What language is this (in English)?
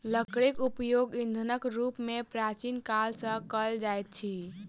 Maithili